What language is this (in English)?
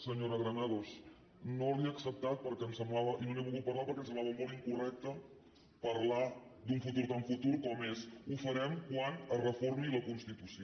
Catalan